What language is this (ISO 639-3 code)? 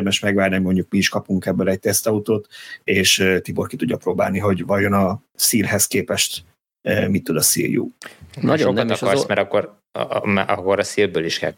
hun